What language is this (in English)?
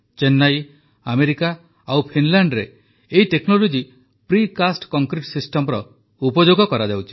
Odia